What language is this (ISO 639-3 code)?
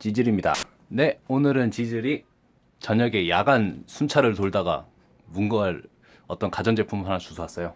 kor